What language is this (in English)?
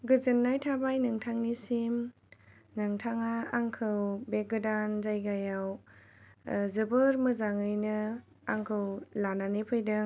Bodo